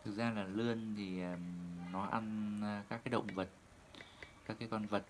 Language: Vietnamese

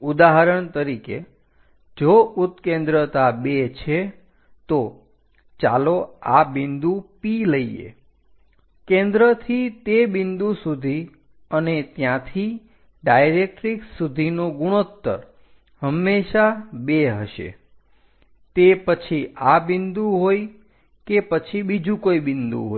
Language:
Gujarati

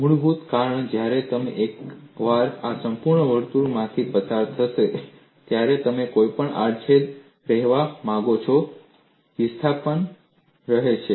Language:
Gujarati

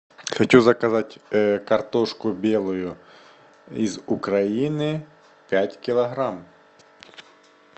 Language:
Russian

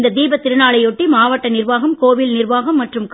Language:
Tamil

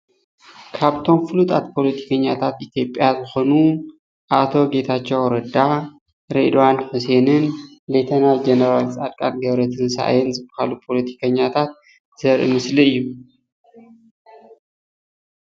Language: Tigrinya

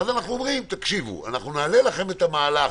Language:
Hebrew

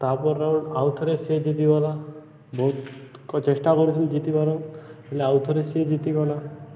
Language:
Odia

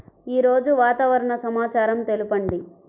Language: Telugu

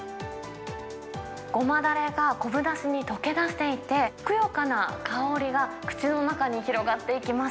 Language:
Japanese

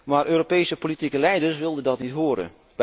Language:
Dutch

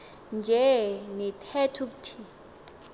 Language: Xhosa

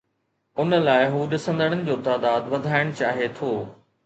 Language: Sindhi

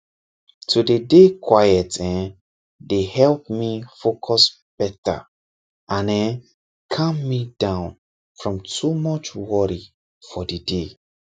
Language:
Nigerian Pidgin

